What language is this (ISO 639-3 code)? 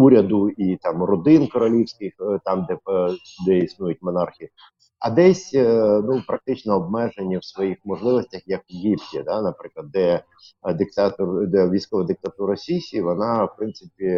ukr